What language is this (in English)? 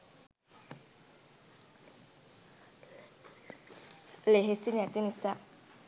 Sinhala